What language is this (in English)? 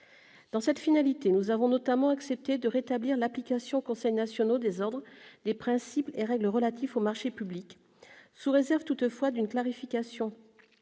French